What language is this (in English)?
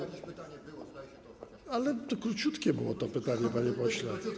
Polish